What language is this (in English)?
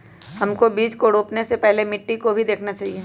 Magahi